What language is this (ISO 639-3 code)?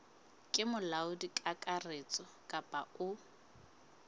sot